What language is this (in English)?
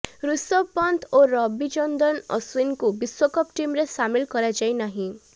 Odia